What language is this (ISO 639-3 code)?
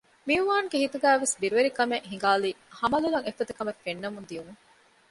div